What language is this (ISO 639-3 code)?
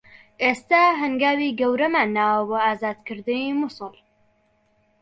ckb